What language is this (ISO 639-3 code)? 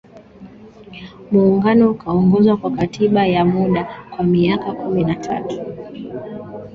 swa